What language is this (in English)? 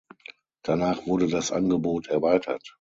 German